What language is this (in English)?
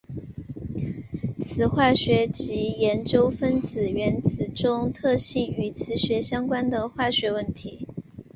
Chinese